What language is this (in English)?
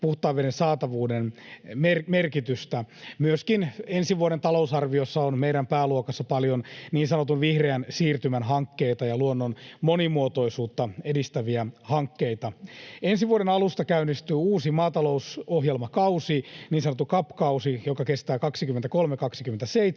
Finnish